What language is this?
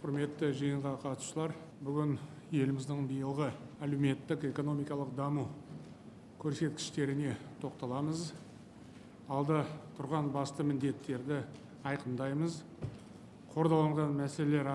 Turkish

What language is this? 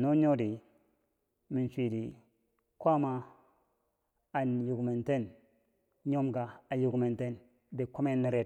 Bangwinji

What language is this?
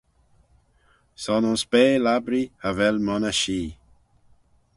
Manx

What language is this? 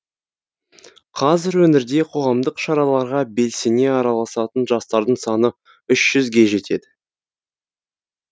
Kazakh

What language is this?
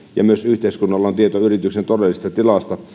Finnish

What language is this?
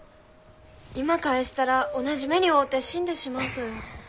Japanese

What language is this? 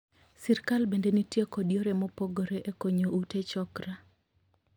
Luo (Kenya and Tanzania)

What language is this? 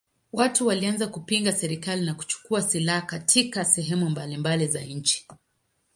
Swahili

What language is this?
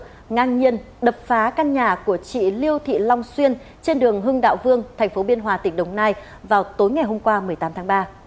Vietnamese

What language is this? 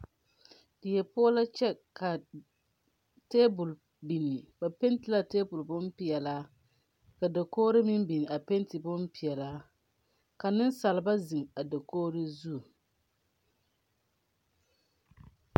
Southern Dagaare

